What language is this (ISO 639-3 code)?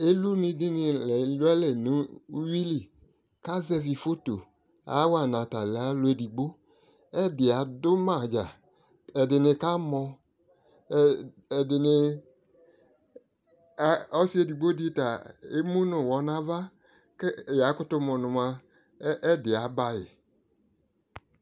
kpo